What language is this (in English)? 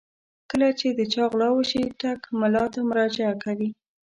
Pashto